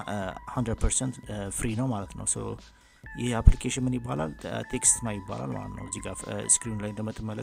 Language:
Arabic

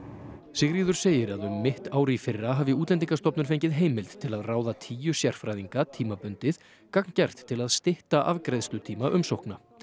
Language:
Icelandic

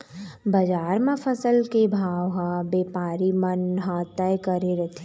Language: Chhattisgarhi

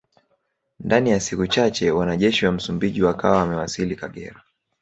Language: Swahili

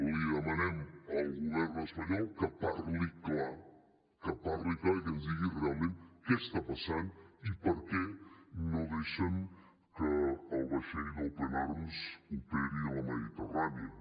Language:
Catalan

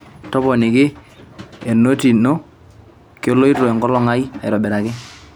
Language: Masai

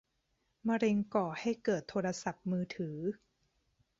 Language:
Thai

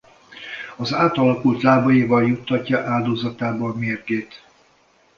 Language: Hungarian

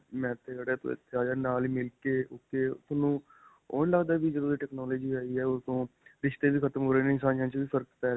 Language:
Punjabi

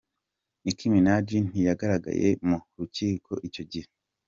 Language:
Kinyarwanda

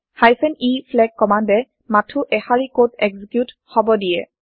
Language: Assamese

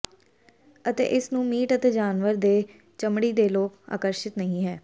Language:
Punjabi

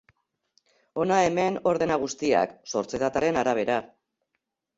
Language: Basque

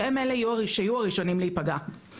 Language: Hebrew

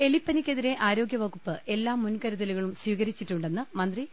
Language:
Malayalam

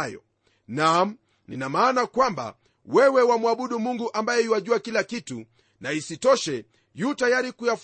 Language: Swahili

